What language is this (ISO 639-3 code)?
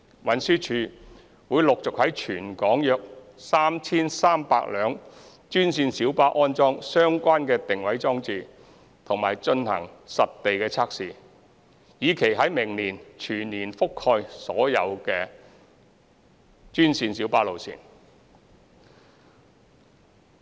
yue